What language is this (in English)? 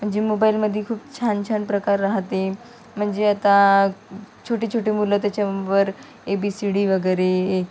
Marathi